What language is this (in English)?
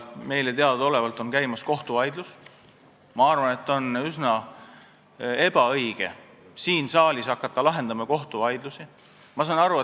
Estonian